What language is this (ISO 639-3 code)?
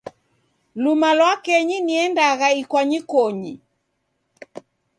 dav